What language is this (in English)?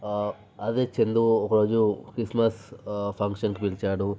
Telugu